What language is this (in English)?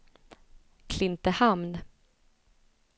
Swedish